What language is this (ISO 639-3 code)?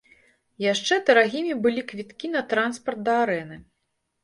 bel